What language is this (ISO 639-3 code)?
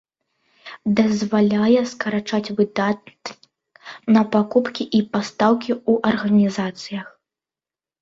bel